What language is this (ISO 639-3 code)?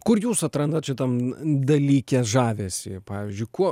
lit